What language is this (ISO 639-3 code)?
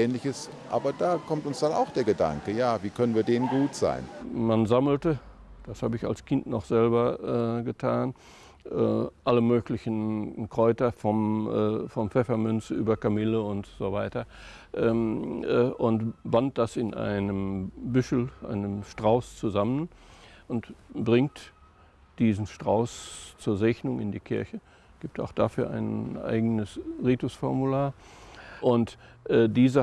deu